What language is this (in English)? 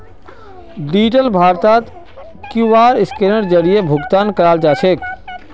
Magahi